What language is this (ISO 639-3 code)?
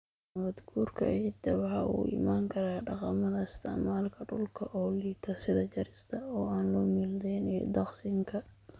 som